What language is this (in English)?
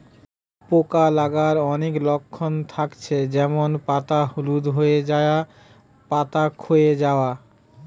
Bangla